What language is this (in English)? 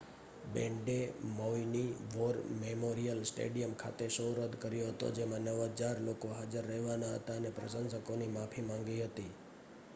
Gujarati